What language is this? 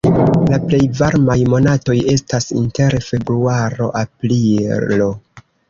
Esperanto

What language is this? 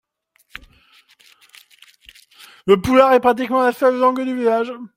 French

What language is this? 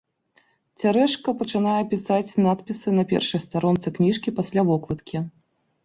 Belarusian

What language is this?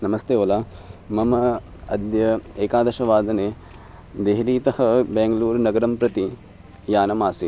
Sanskrit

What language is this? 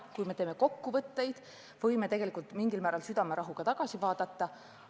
Estonian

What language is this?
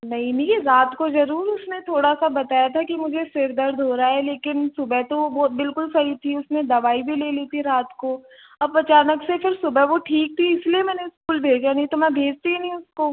Hindi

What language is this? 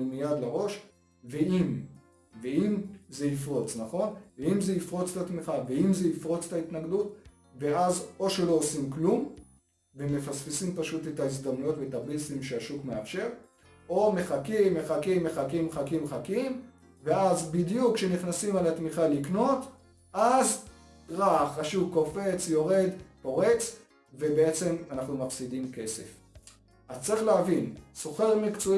Hebrew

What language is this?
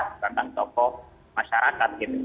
Indonesian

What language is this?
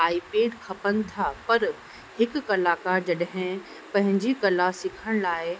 Sindhi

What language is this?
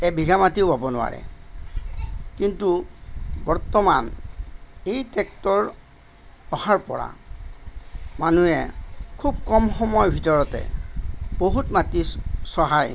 Assamese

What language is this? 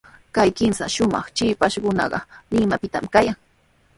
Sihuas Ancash Quechua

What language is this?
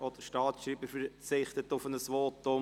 Swiss German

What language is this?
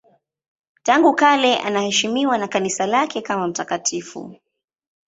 Swahili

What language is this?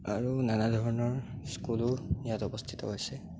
Assamese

